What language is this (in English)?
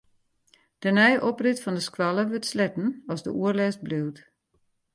Western Frisian